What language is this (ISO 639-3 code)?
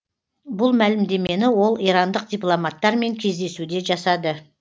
kaz